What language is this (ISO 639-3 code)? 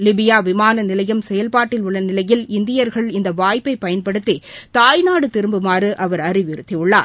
tam